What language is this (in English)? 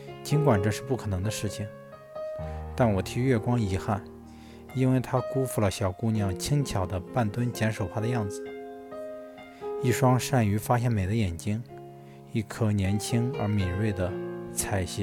Chinese